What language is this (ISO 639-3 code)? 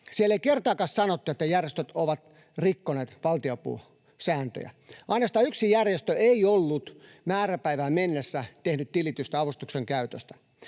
fin